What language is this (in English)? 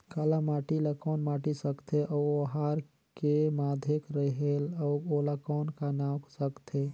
Chhattisgarhi